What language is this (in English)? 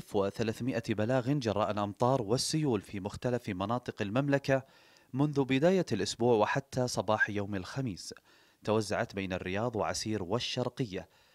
Arabic